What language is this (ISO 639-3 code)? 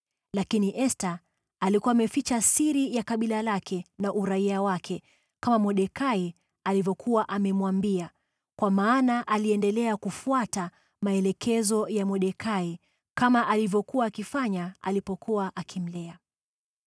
swa